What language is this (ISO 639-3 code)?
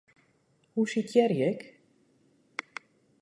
fry